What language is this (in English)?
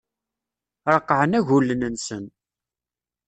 Kabyle